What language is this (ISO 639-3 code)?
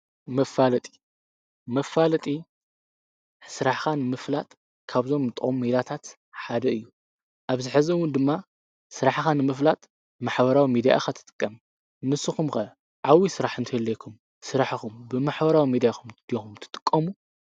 tir